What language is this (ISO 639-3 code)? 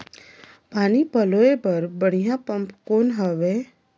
hne